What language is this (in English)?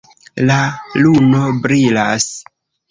Esperanto